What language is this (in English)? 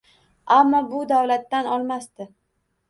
Uzbek